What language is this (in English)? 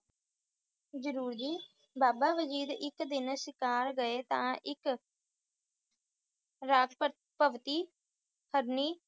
Punjabi